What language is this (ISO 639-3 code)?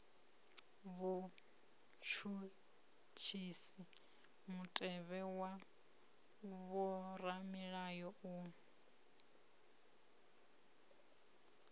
ven